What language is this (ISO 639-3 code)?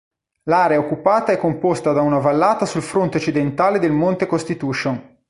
ita